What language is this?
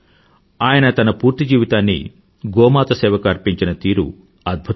Telugu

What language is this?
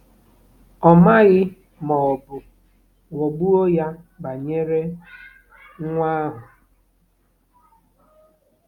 Igbo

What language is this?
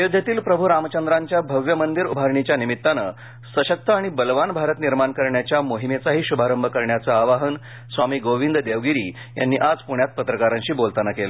Marathi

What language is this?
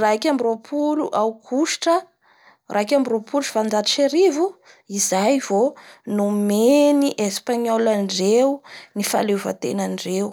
Bara Malagasy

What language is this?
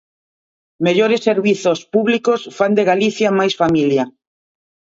Galician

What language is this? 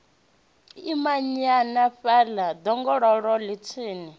Venda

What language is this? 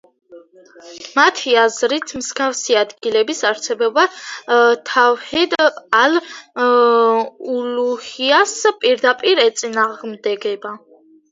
Georgian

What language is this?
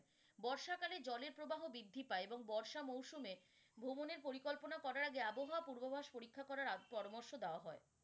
Bangla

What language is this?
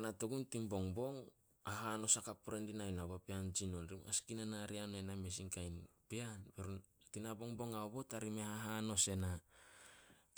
Solos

